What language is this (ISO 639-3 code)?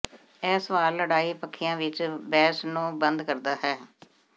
pan